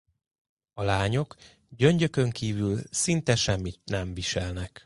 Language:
Hungarian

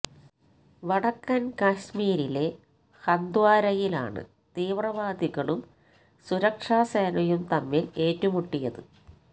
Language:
Malayalam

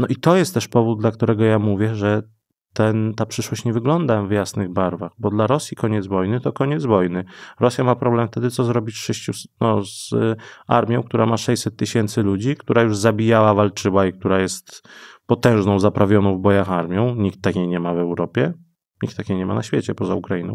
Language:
Polish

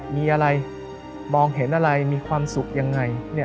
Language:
Thai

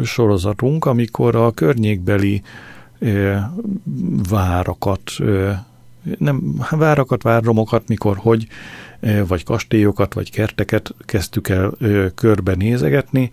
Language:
Hungarian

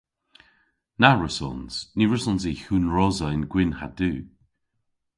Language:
Cornish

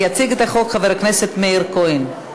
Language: Hebrew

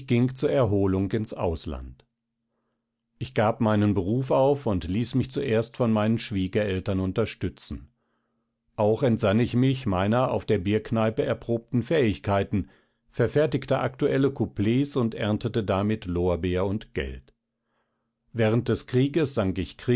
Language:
German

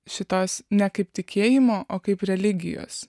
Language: Lithuanian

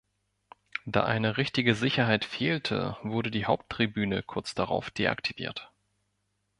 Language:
German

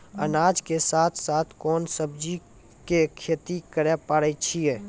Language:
Maithili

